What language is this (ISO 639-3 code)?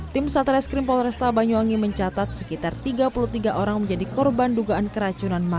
ind